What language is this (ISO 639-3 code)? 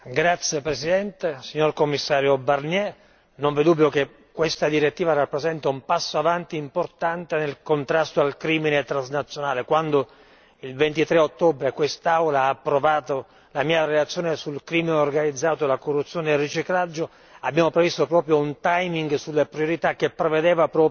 ita